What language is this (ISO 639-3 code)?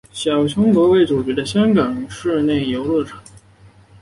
zho